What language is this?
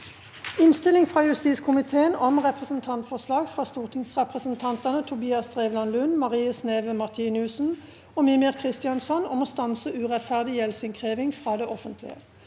Norwegian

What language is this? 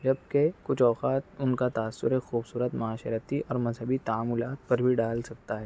Urdu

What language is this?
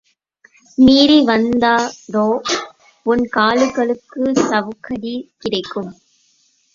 Tamil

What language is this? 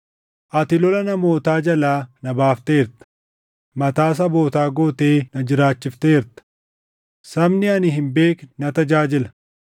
Oromo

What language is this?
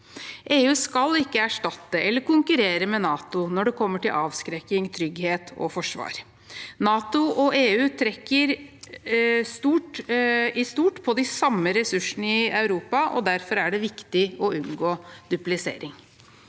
Norwegian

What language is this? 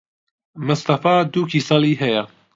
Central Kurdish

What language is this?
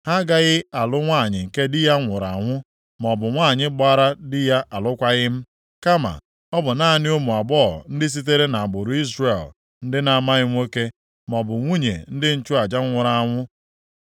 Igbo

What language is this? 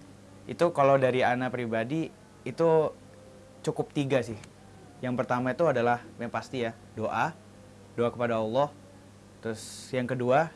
Indonesian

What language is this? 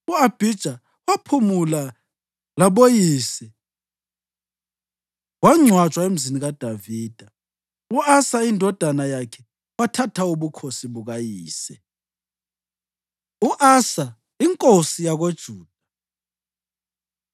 North Ndebele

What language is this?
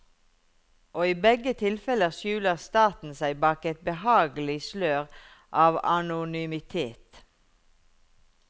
Norwegian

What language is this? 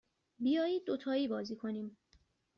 Persian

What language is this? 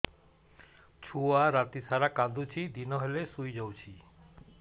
Odia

